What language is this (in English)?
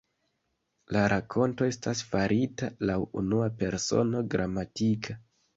Esperanto